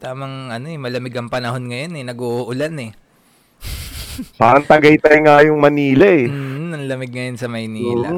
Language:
Filipino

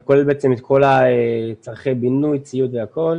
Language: Hebrew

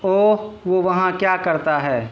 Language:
Urdu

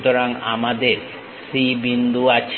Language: Bangla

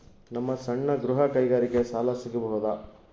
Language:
Kannada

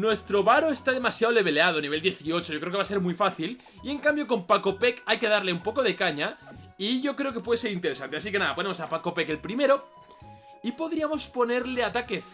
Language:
Spanish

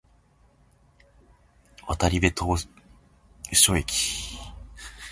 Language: Japanese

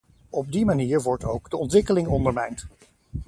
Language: Dutch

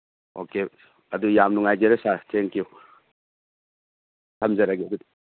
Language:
Manipuri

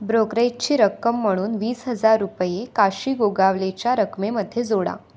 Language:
Marathi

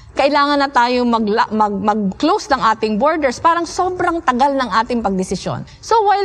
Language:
Filipino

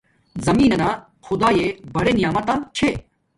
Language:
Domaaki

